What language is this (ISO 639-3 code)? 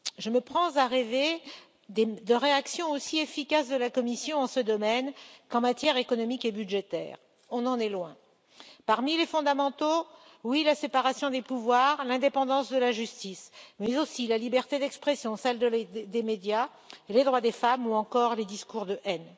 fra